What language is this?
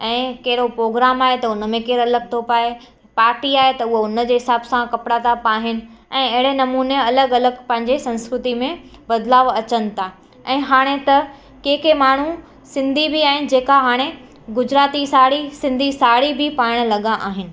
Sindhi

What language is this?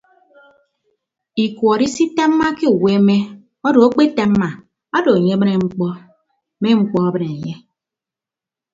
Ibibio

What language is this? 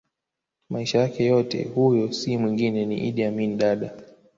Swahili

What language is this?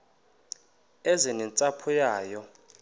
Xhosa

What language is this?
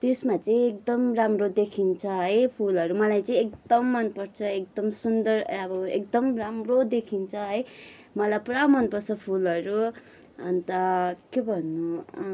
Nepali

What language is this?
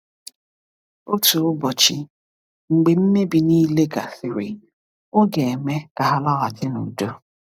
Igbo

